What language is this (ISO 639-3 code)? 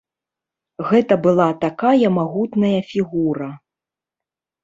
bel